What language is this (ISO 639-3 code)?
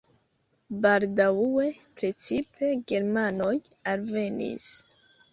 epo